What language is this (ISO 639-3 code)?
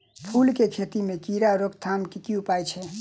mai